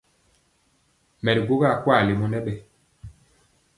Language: Mpiemo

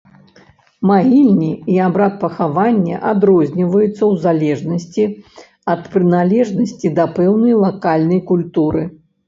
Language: Belarusian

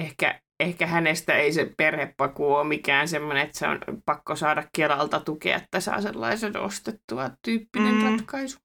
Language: Finnish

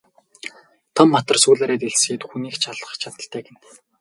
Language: Mongolian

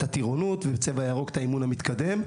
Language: Hebrew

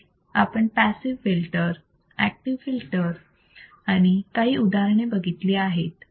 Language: Marathi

